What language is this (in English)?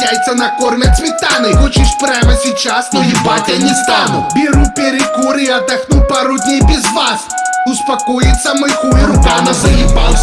Russian